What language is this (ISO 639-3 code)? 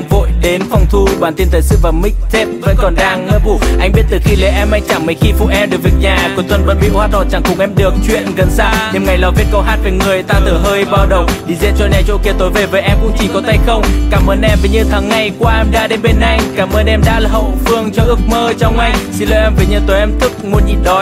vie